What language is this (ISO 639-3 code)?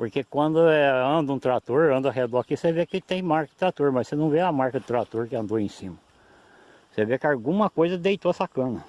por